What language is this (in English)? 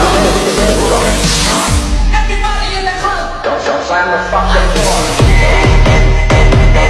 Indonesian